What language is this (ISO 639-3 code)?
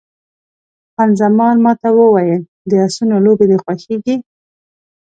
pus